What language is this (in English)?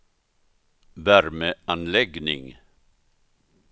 Swedish